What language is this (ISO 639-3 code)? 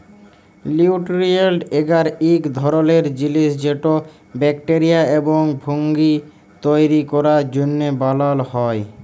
ben